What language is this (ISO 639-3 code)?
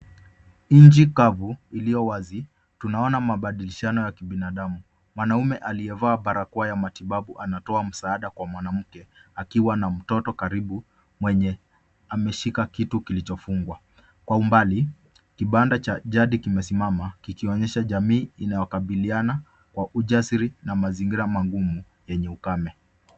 swa